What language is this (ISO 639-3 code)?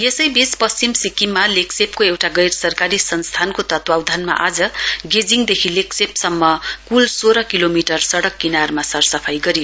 nep